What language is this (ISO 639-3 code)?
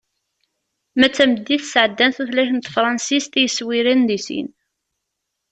kab